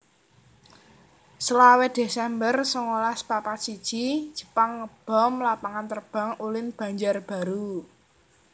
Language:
Javanese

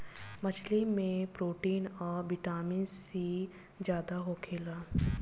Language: Bhojpuri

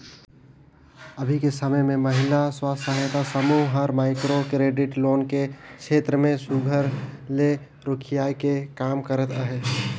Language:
Chhattisgarhi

